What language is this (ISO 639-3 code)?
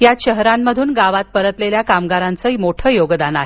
mar